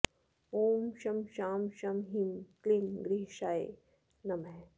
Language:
Sanskrit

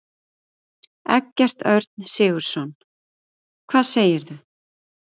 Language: Icelandic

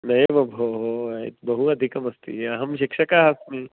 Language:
Sanskrit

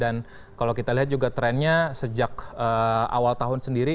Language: Indonesian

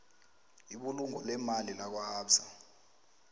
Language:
South Ndebele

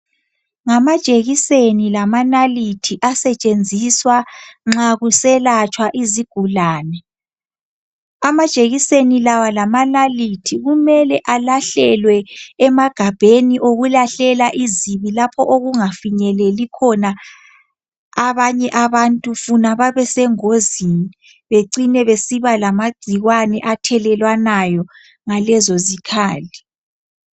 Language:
North Ndebele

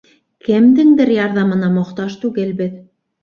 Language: Bashkir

